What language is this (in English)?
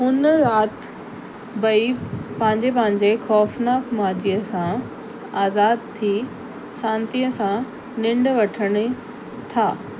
Sindhi